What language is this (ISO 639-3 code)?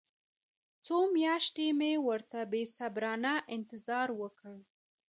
pus